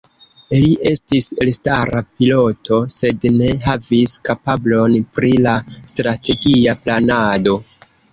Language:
Esperanto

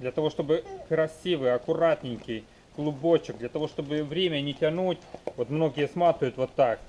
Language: Russian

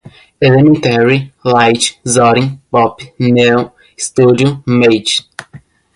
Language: Portuguese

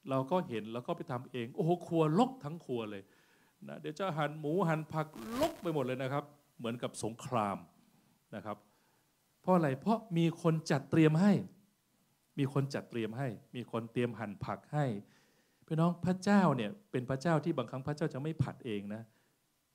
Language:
Thai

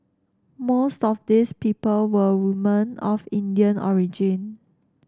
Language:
English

